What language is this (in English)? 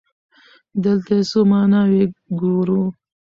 Pashto